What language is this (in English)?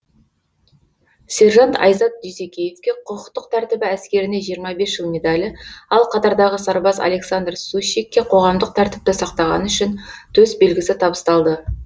Kazakh